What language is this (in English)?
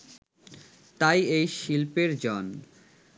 Bangla